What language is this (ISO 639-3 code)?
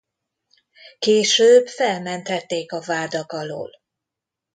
hun